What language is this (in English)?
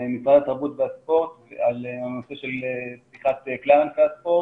Hebrew